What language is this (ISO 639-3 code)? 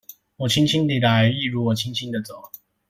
zho